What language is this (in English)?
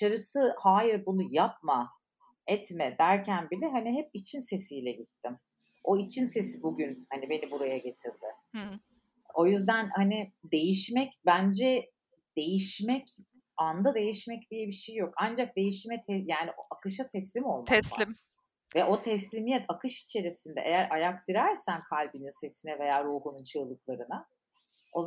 Turkish